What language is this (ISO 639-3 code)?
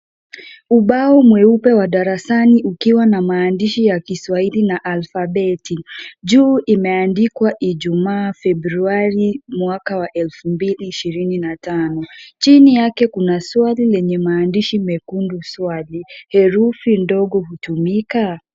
swa